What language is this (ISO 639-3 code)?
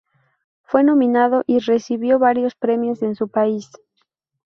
spa